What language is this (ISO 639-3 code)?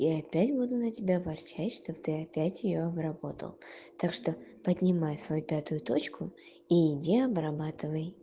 rus